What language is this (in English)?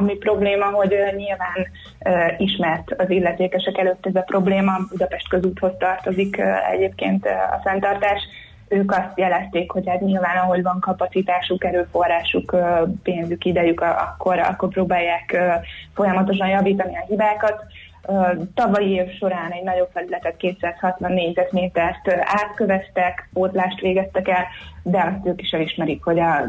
Hungarian